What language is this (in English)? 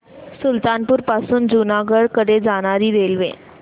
Marathi